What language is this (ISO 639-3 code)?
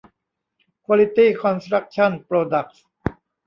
tha